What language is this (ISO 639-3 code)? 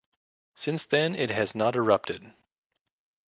eng